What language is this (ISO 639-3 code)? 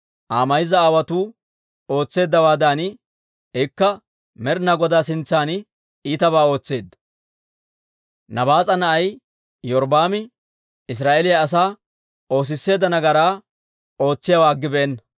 dwr